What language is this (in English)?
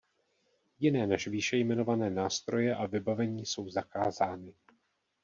Czech